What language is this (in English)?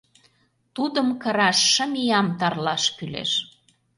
Mari